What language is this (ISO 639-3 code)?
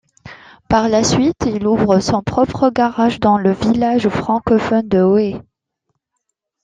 fra